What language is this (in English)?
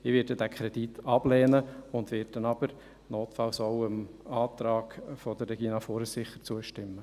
Swiss German